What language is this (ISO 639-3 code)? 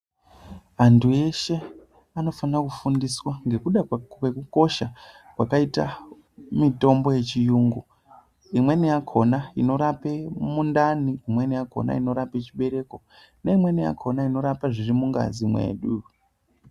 ndc